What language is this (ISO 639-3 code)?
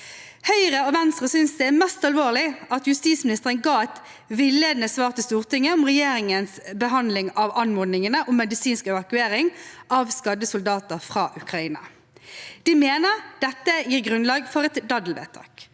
nor